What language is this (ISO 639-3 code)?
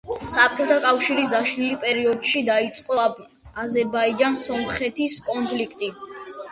kat